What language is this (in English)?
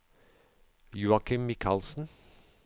Norwegian